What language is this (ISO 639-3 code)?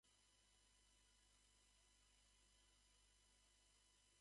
jpn